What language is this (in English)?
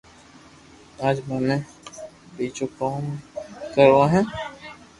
Loarki